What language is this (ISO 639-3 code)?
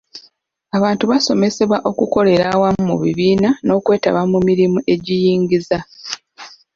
lug